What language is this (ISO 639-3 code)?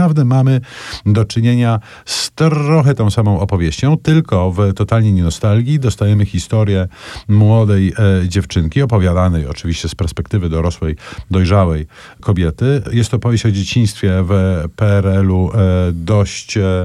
pol